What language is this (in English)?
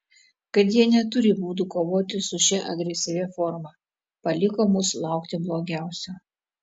Lithuanian